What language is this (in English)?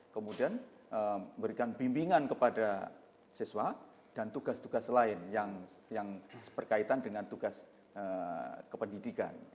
Indonesian